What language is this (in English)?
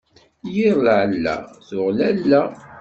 Kabyle